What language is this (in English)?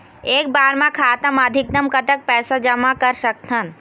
Chhattisgarhi